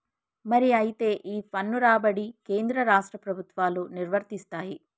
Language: Telugu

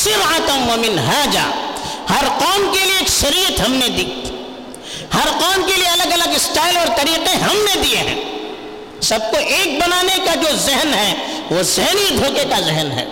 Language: Urdu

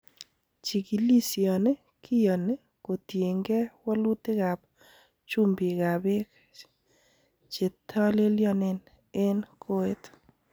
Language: Kalenjin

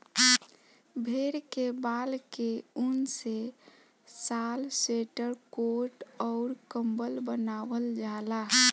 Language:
Bhojpuri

